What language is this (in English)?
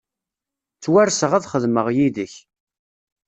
Kabyle